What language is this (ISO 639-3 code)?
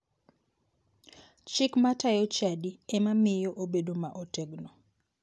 luo